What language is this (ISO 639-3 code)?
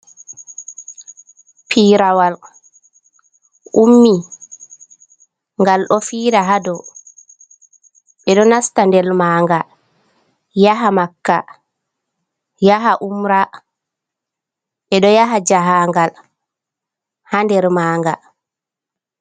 ful